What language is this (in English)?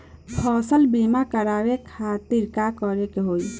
Bhojpuri